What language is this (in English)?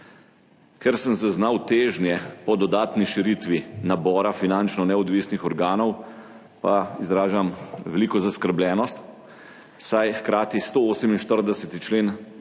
Slovenian